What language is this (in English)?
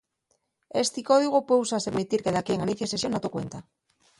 Asturian